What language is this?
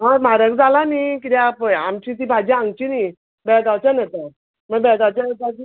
Konkani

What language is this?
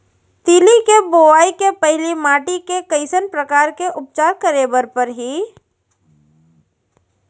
Chhattisgarhi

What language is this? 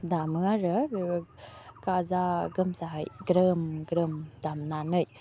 Bodo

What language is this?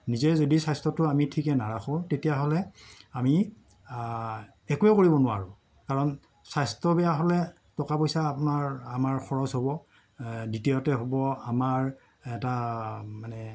Assamese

